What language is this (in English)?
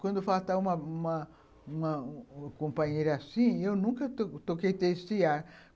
Portuguese